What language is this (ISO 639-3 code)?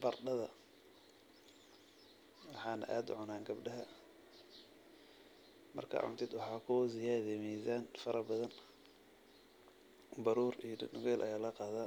som